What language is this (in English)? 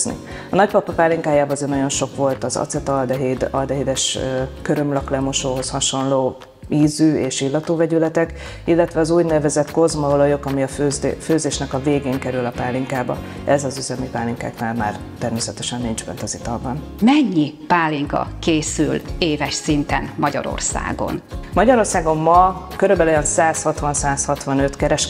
Hungarian